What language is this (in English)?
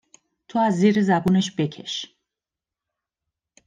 Persian